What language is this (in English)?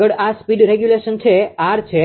Gujarati